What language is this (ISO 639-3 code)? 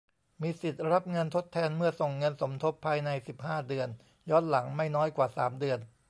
tha